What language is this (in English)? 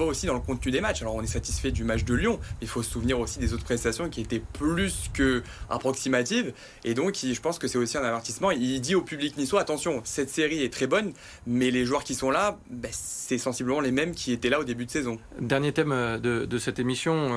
French